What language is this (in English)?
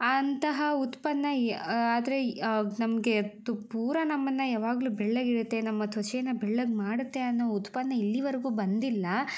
Kannada